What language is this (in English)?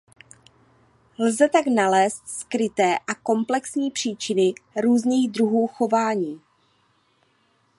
Czech